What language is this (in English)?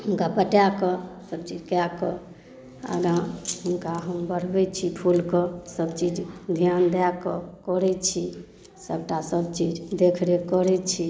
Maithili